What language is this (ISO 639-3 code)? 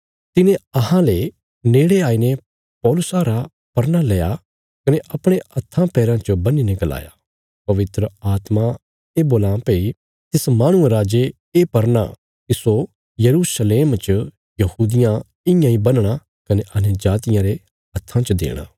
kfs